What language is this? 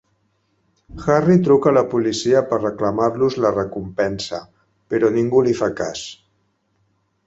Catalan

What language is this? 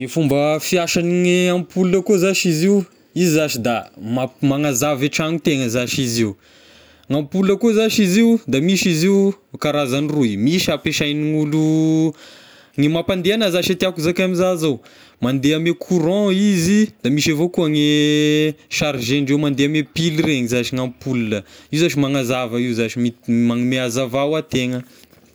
Tesaka Malagasy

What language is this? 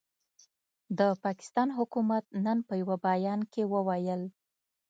Pashto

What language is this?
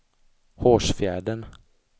Swedish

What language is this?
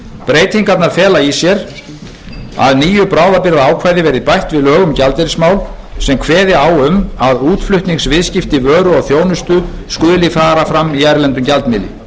Icelandic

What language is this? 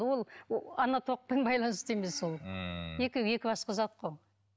Kazakh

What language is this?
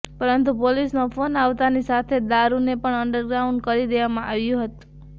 Gujarati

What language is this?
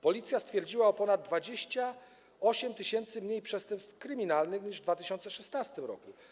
Polish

